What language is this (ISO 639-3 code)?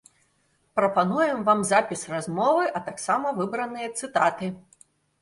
bel